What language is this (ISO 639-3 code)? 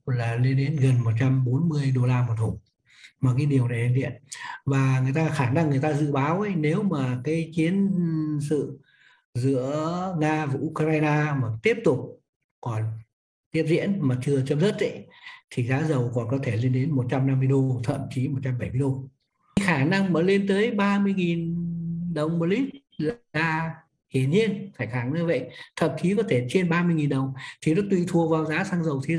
vie